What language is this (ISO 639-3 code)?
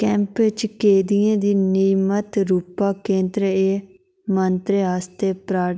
doi